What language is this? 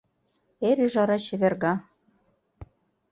Mari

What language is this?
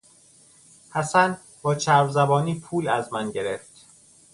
Persian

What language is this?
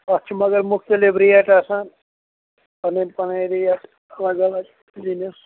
Kashmiri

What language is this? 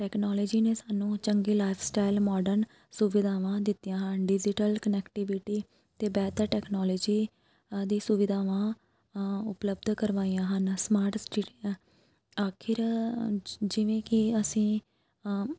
Punjabi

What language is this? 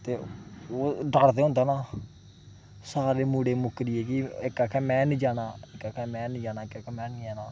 Dogri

